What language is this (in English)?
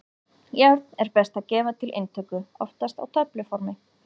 Icelandic